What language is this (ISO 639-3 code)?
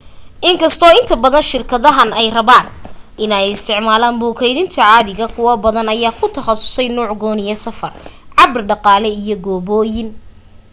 som